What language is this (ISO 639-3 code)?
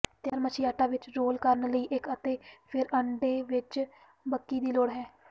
pan